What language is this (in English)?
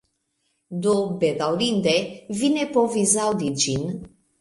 Esperanto